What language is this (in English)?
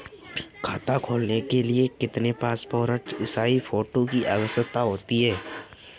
Hindi